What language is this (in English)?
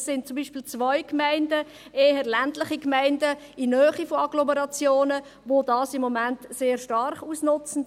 Swiss German